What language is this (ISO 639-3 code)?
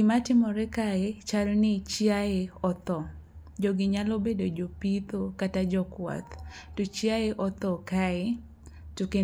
luo